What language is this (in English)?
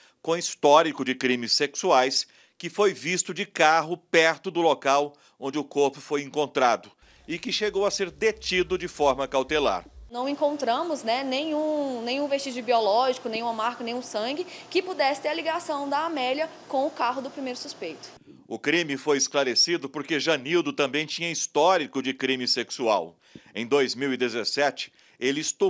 Portuguese